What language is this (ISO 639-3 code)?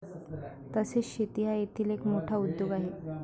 mar